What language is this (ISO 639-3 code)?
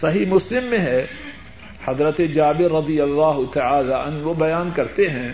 urd